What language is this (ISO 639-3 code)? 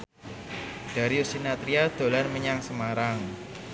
jav